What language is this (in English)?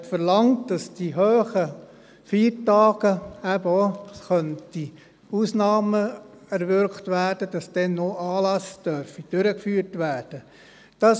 Swiss German